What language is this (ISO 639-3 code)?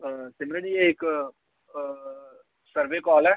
doi